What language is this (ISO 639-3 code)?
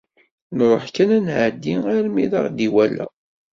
kab